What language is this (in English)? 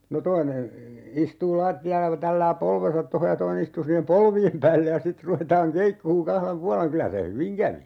Finnish